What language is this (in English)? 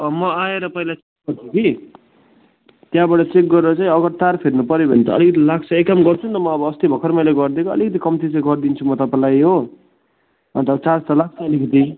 Nepali